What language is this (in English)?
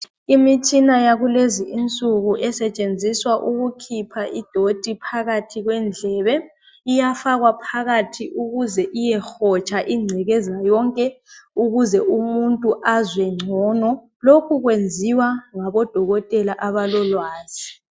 North Ndebele